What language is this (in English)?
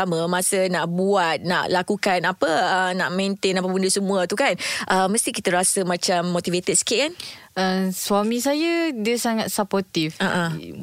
Malay